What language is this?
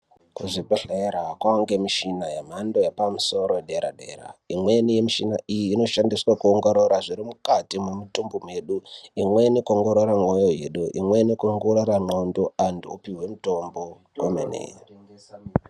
Ndau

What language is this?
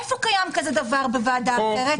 Hebrew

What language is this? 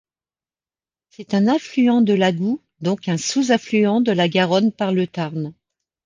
French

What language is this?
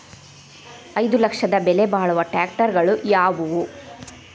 Kannada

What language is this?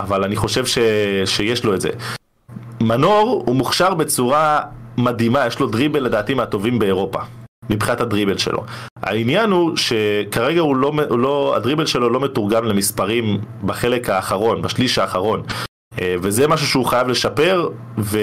Hebrew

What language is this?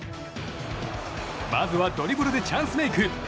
Japanese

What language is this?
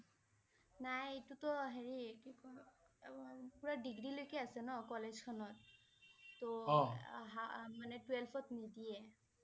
Assamese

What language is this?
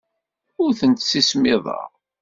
Kabyle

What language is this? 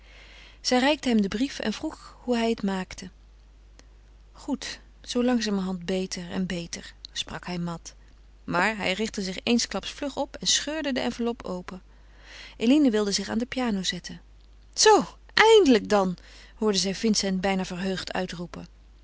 Dutch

